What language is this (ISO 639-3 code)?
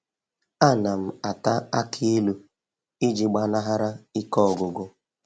ibo